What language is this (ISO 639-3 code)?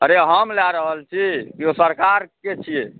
mai